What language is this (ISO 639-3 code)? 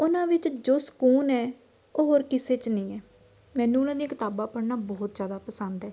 pan